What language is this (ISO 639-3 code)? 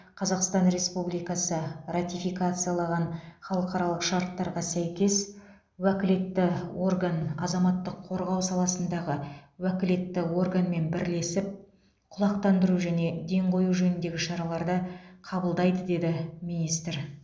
kaz